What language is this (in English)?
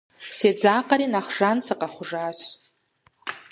Kabardian